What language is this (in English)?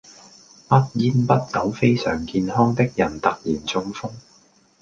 Cantonese